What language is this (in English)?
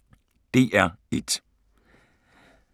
Danish